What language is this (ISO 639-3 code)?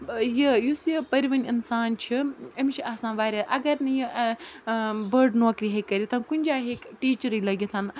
kas